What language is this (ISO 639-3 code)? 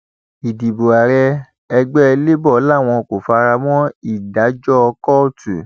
yor